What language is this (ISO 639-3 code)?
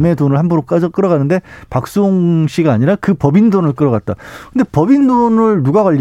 kor